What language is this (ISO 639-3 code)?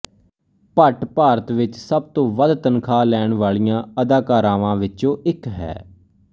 pan